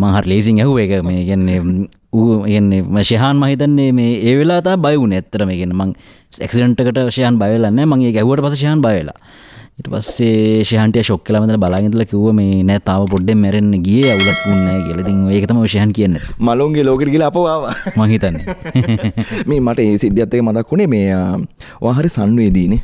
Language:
Indonesian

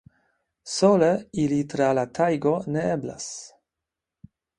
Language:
Esperanto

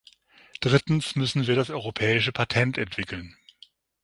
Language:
German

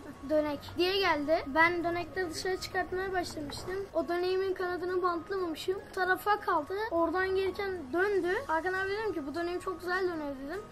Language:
Turkish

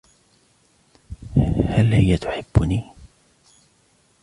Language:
Arabic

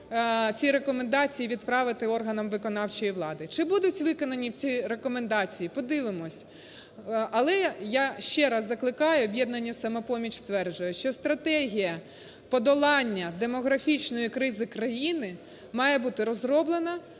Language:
Ukrainian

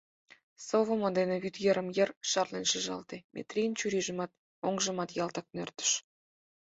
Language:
Mari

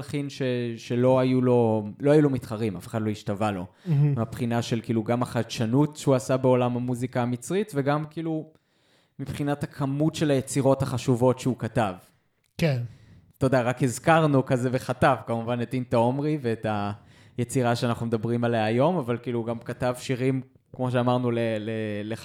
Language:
Hebrew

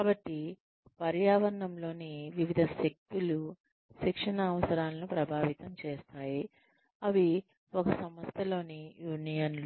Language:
Telugu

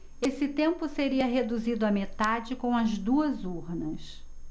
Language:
Portuguese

